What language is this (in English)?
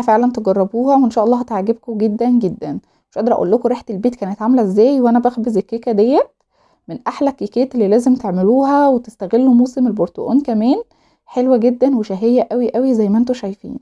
Arabic